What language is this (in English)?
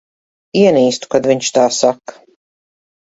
Latvian